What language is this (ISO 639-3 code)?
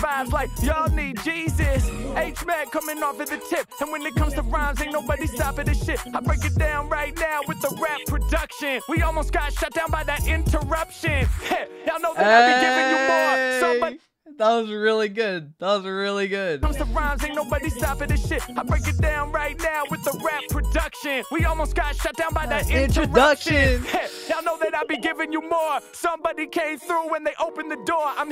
eng